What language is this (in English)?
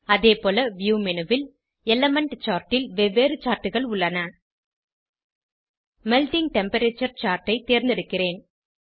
Tamil